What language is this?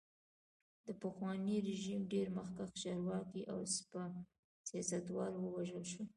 Pashto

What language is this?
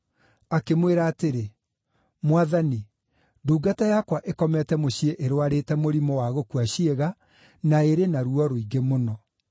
Kikuyu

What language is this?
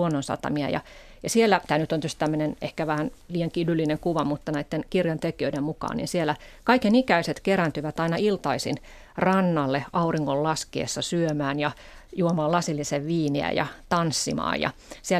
Finnish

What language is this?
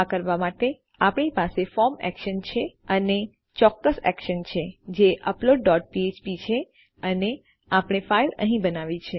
Gujarati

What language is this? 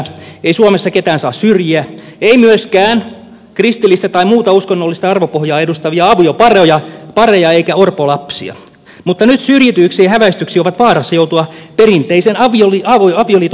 Finnish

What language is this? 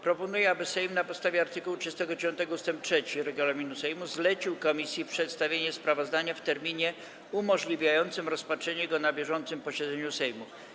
Polish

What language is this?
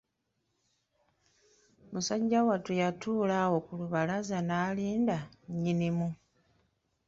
Ganda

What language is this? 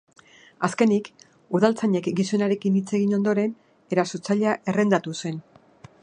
Basque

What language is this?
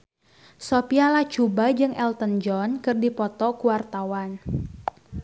Sundanese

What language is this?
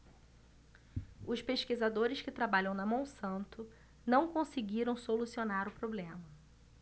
Portuguese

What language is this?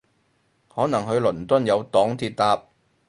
Cantonese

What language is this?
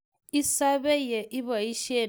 Kalenjin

